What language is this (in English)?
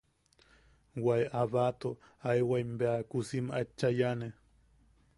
Yaqui